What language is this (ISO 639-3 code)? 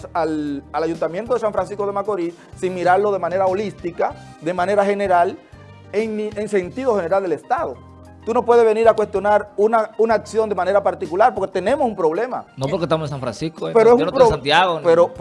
spa